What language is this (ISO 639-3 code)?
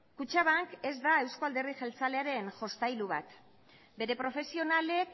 eus